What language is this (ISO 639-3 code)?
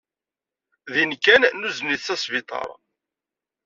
kab